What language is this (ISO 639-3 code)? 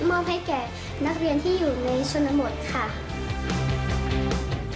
tha